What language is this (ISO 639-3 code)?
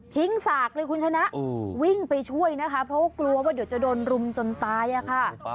tha